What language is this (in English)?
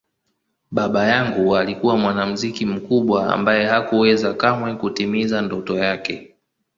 Swahili